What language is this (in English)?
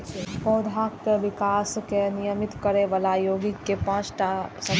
Maithili